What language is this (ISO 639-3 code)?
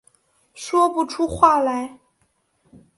zho